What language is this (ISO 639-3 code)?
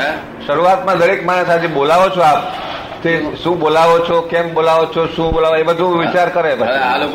guj